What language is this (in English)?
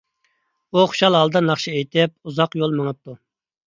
Uyghur